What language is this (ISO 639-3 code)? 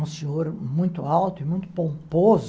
por